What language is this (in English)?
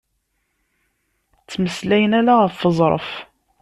Kabyle